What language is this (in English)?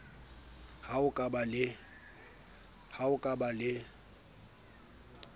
Southern Sotho